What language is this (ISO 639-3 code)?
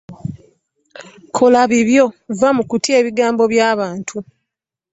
lug